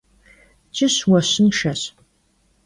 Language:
Kabardian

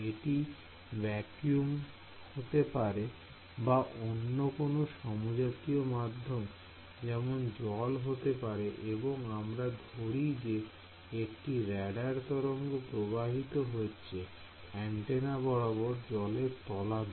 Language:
Bangla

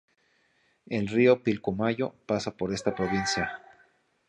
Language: Spanish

